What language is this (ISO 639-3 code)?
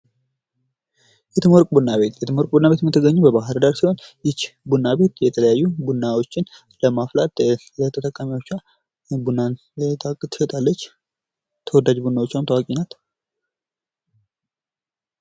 amh